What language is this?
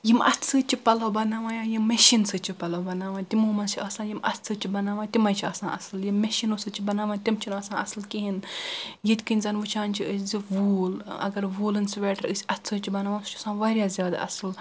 Kashmiri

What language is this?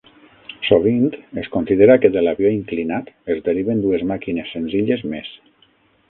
Catalan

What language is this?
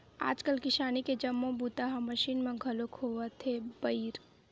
Chhattisgarhi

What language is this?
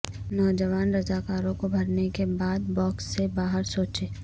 Urdu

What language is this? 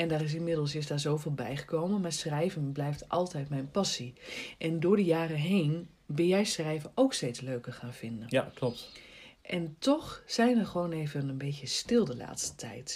Dutch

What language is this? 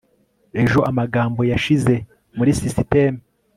Kinyarwanda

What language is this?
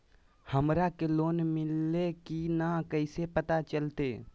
Magahi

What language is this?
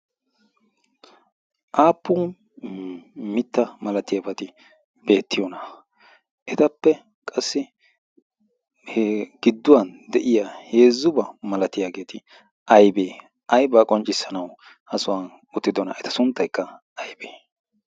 Wolaytta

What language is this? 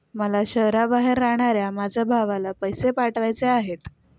Marathi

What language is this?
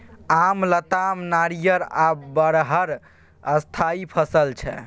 Maithili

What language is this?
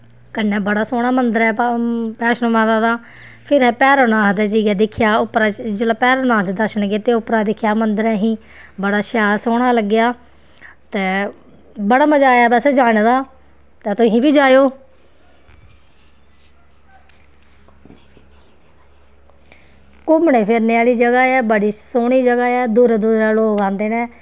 Dogri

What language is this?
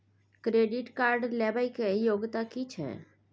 Maithili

